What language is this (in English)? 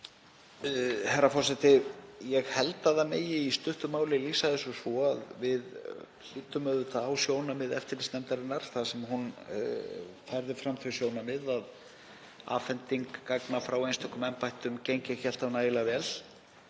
Icelandic